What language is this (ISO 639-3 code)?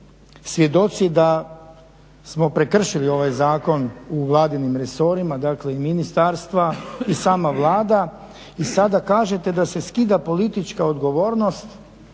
hrv